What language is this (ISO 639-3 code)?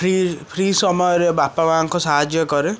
ori